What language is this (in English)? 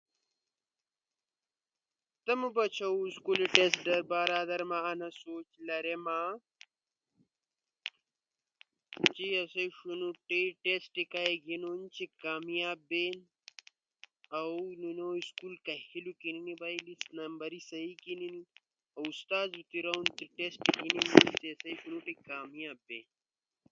Ushojo